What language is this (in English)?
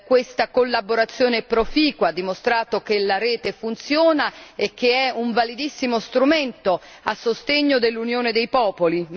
Italian